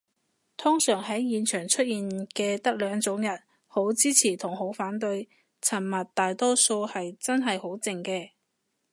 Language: Cantonese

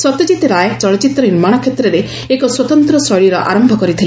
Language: Odia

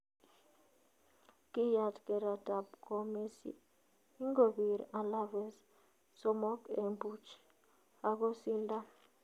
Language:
Kalenjin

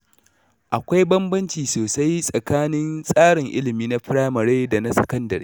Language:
Hausa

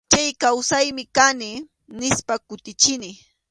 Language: Arequipa-La Unión Quechua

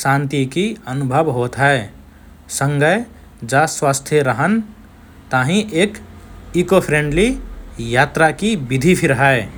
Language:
Rana Tharu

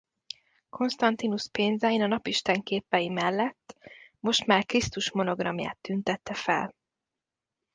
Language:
Hungarian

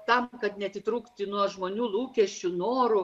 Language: Lithuanian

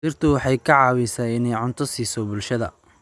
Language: Somali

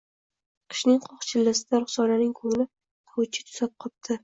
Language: Uzbek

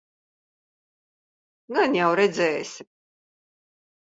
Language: Latvian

